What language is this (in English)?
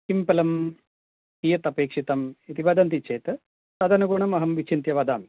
Sanskrit